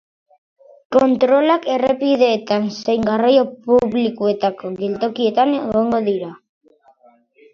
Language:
Basque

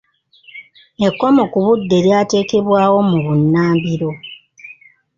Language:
Ganda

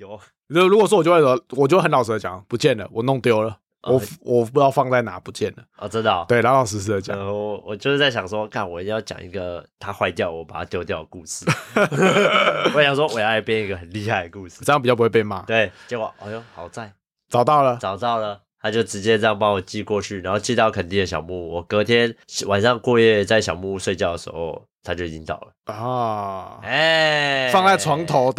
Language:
Chinese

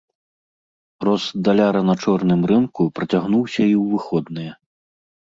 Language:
Belarusian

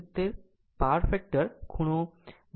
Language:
Gujarati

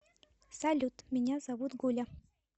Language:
Russian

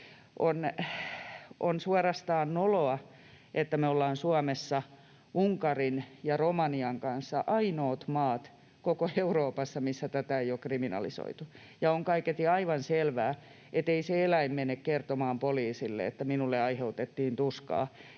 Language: Finnish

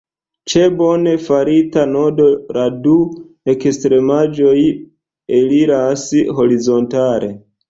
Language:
Esperanto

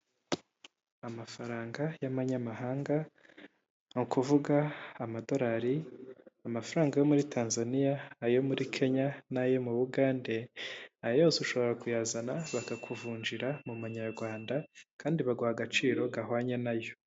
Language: Kinyarwanda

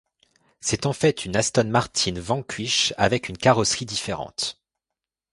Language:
French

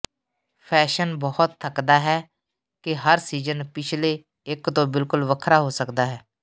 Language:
Punjabi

